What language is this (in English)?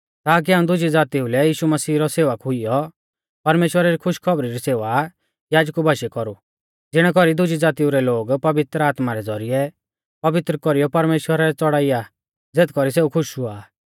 Mahasu Pahari